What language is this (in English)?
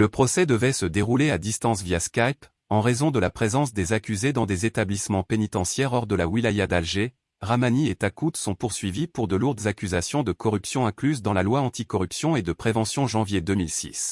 French